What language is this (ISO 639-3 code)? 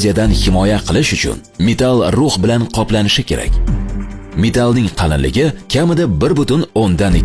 uzb